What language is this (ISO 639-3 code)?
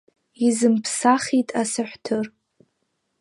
abk